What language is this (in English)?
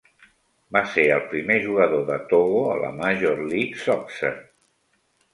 Catalan